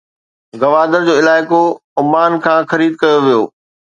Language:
Sindhi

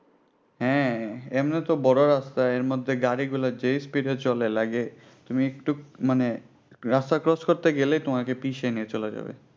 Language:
Bangla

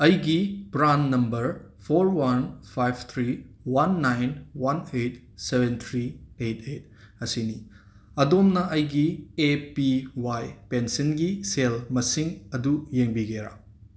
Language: Manipuri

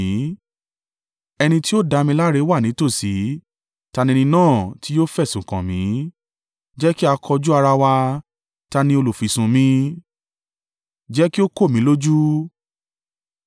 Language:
Yoruba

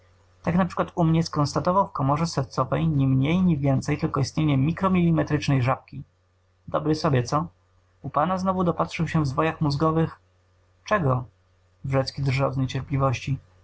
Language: Polish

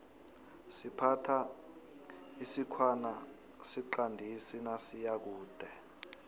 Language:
South Ndebele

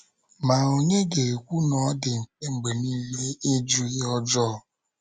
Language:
Igbo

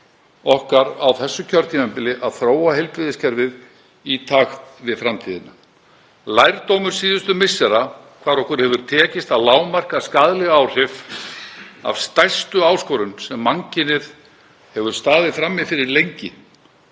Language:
Icelandic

